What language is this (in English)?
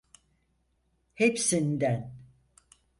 Turkish